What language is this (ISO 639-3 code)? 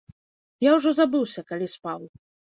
bel